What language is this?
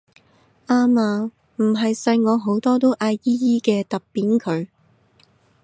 Cantonese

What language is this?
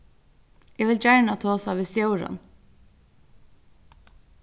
Faroese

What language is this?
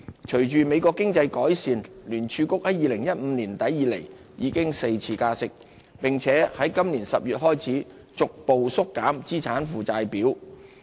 Cantonese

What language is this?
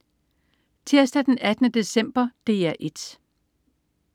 Danish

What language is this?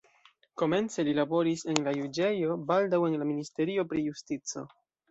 Esperanto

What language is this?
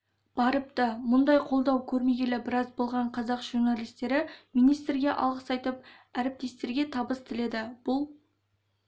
Kazakh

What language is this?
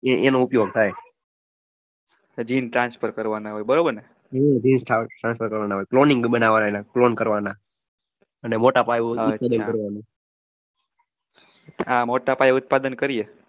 Gujarati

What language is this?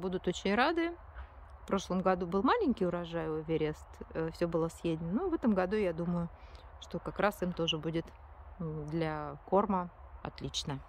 Russian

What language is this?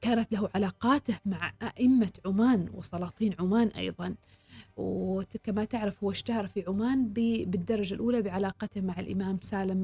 Arabic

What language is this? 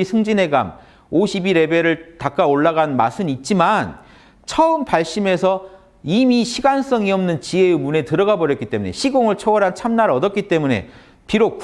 Korean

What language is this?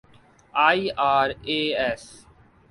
Urdu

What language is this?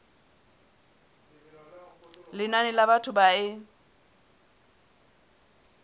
Southern Sotho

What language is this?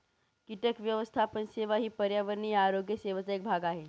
Marathi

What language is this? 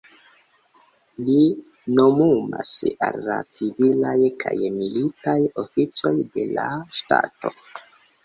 Esperanto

